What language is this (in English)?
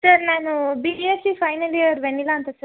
Kannada